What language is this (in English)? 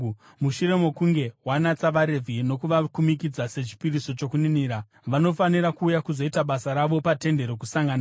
Shona